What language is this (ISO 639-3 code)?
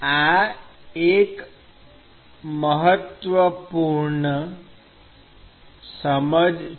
guj